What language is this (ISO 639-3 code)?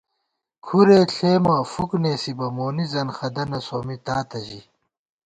gwt